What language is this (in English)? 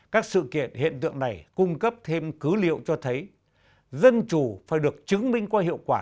Vietnamese